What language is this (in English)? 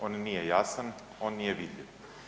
Croatian